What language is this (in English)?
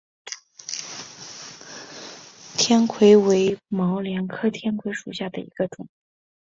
Chinese